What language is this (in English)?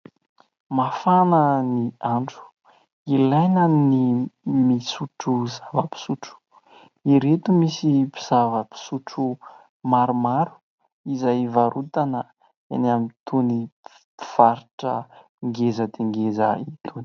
Malagasy